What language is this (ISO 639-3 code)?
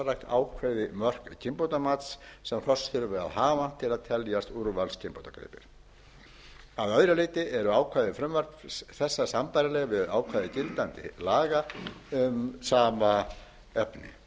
isl